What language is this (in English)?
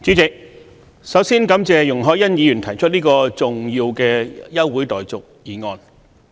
Cantonese